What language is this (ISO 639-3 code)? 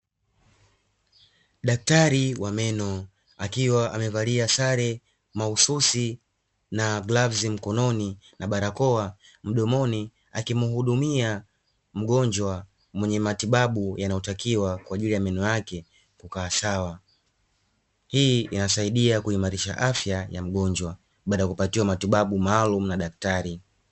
swa